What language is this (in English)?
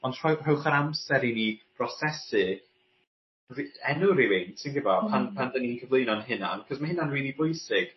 Welsh